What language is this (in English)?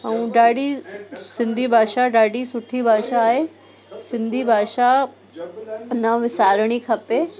Sindhi